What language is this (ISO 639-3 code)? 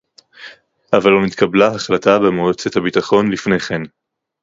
heb